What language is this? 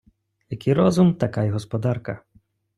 Ukrainian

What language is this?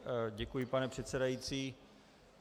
Czech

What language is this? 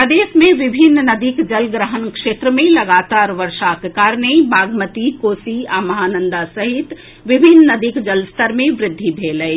Maithili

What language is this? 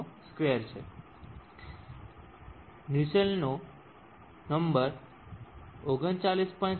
Gujarati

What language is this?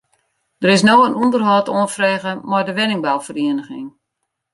Western Frisian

